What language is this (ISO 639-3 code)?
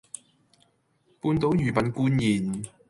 yue